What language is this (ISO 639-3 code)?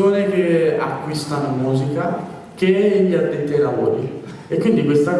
ita